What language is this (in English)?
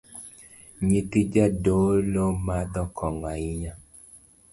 Luo (Kenya and Tanzania)